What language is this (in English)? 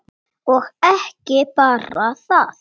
Icelandic